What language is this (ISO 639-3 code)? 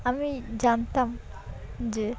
ben